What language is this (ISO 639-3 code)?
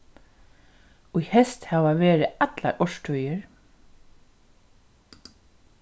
fao